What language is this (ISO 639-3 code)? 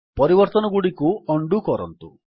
ori